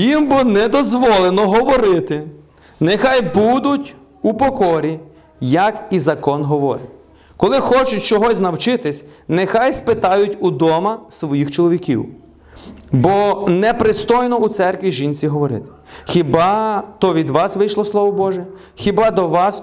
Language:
Ukrainian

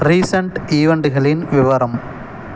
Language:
Tamil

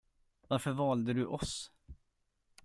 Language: Swedish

